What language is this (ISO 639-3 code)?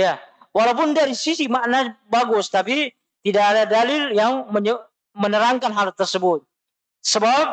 ind